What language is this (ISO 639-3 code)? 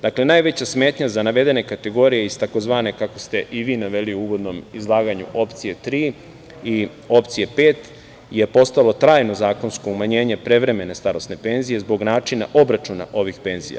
srp